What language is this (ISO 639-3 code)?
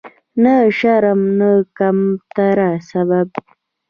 pus